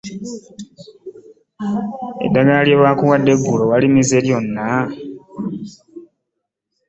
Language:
Ganda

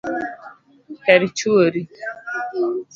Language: Luo (Kenya and Tanzania)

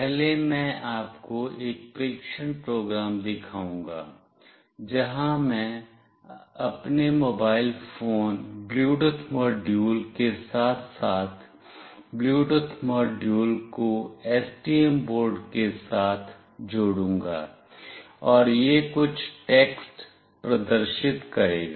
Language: Hindi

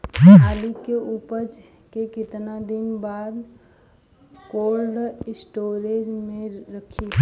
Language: Bhojpuri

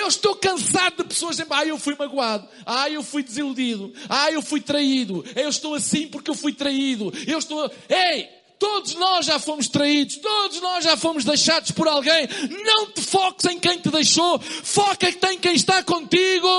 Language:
Portuguese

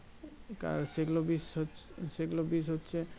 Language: Bangla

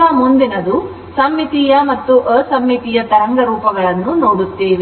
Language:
Kannada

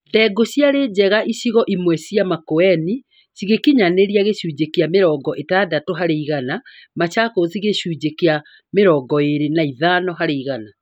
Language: Kikuyu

